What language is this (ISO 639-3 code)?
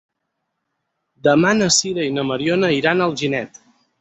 cat